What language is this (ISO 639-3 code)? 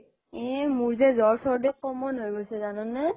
asm